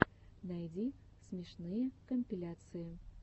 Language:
Russian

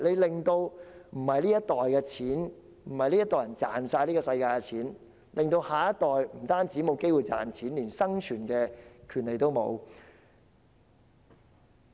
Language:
Cantonese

